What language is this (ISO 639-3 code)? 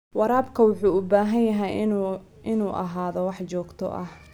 som